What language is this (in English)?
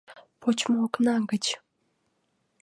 Mari